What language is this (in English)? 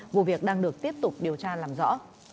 Vietnamese